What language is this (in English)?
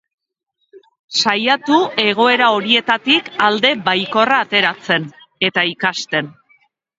Basque